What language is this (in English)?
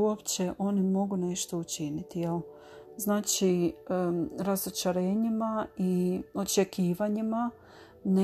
Croatian